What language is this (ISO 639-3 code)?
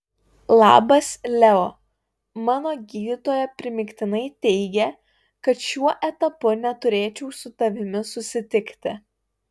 lit